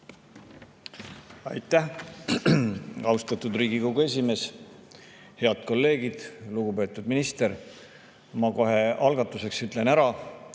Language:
Estonian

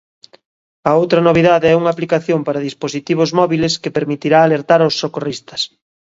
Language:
Galician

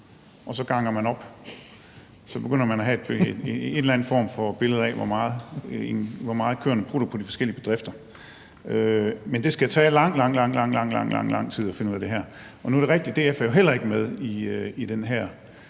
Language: Danish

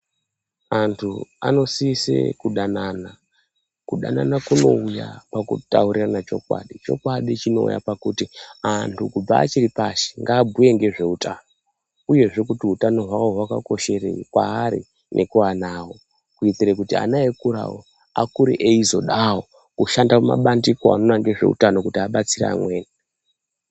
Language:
Ndau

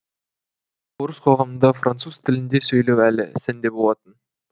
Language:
Kazakh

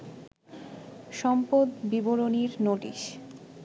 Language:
Bangla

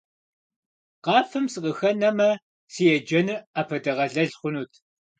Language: Kabardian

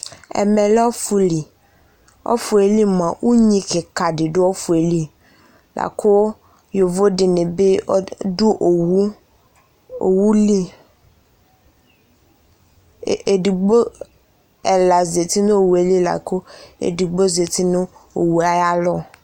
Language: Ikposo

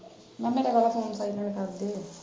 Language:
Punjabi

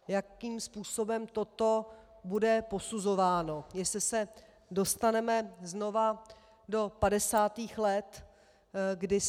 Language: Czech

